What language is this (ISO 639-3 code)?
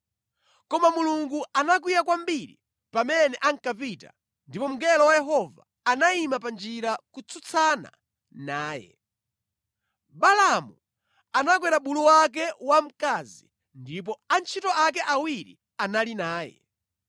nya